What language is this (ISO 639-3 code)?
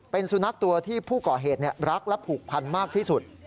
tha